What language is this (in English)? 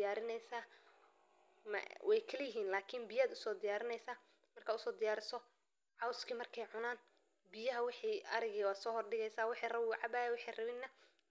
Somali